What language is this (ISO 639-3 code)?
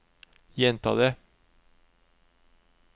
nor